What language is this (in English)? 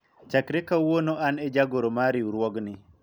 Luo (Kenya and Tanzania)